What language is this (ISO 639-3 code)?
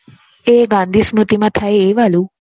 guj